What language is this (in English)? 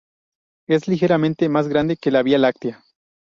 Spanish